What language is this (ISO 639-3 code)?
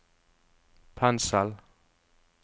nor